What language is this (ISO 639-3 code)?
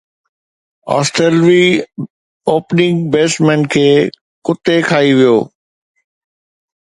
snd